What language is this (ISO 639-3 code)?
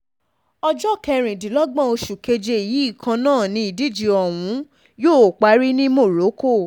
yor